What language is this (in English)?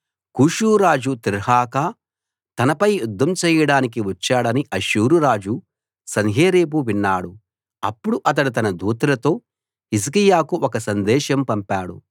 Telugu